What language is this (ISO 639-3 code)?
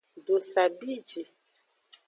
ajg